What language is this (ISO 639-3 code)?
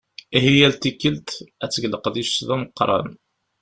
kab